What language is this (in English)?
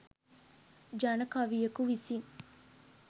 Sinhala